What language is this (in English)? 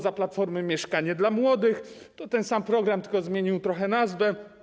Polish